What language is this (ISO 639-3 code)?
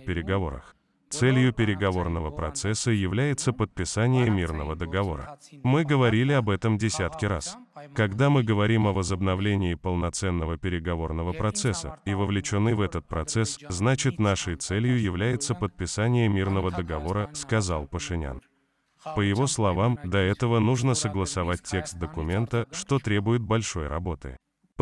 rus